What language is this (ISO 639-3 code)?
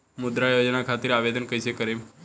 bho